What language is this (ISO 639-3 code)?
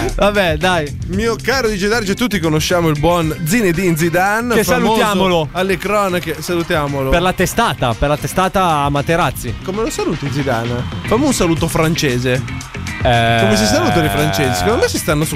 ita